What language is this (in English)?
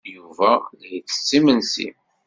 Kabyle